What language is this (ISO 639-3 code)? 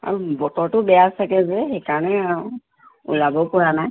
asm